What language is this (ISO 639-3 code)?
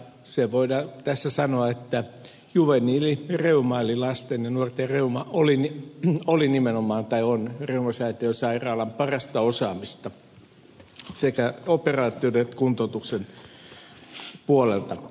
fin